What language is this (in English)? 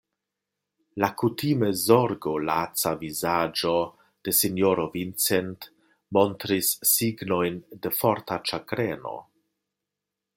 Esperanto